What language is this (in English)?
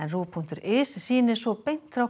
Icelandic